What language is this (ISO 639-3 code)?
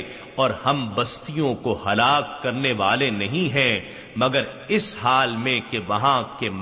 urd